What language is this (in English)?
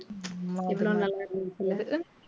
Tamil